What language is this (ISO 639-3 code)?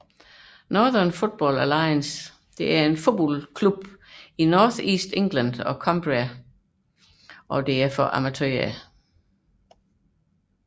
dan